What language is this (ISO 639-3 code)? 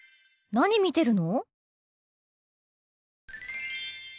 jpn